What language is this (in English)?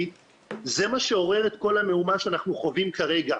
Hebrew